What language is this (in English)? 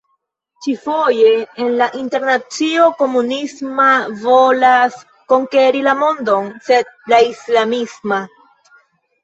Esperanto